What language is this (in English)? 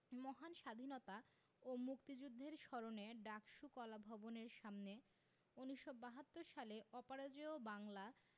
Bangla